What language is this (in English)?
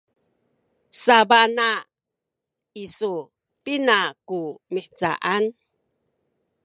Sakizaya